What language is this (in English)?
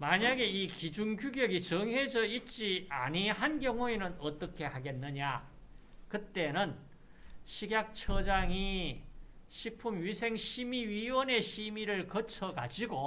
Korean